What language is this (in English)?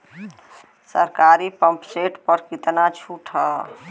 Bhojpuri